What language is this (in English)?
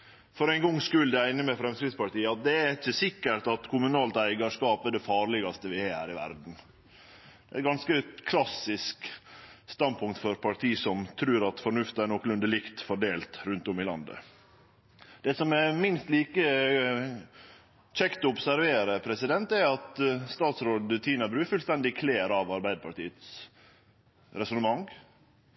Norwegian Nynorsk